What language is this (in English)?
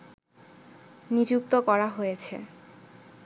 Bangla